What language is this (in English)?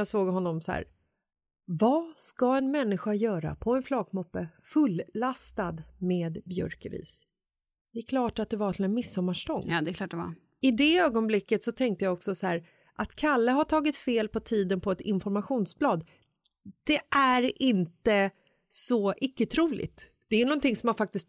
Swedish